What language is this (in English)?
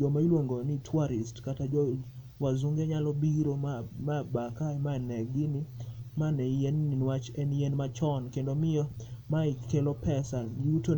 Luo (Kenya and Tanzania)